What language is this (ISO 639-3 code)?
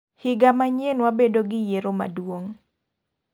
luo